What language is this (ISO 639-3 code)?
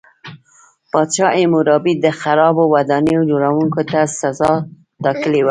pus